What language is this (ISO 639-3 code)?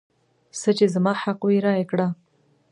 pus